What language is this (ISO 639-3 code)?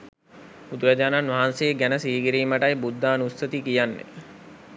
sin